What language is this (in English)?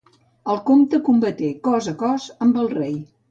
Catalan